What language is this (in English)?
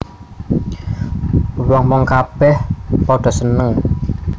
Javanese